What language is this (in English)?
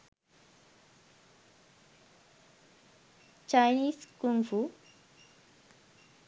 Sinhala